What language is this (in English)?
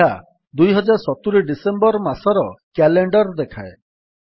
Odia